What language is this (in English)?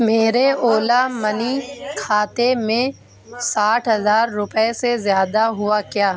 Urdu